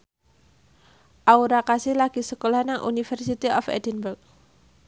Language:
Javanese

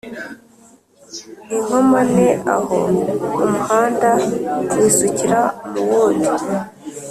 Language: Kinyarwanda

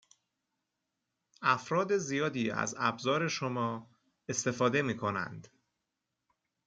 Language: Persian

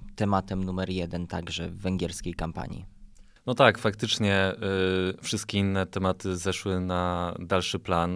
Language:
Polish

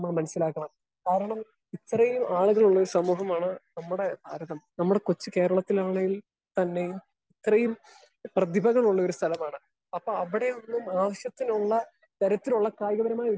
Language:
Malayalam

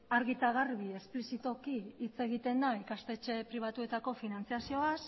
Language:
Basque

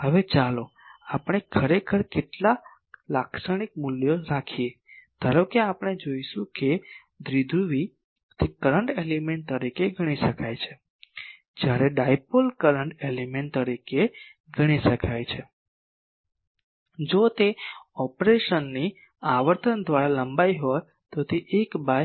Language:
Gujarati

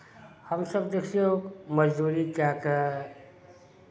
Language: Maithili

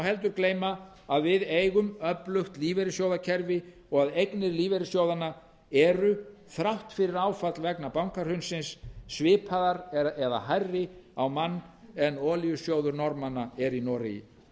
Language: Icelandic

